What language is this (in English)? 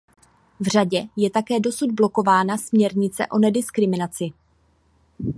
Czech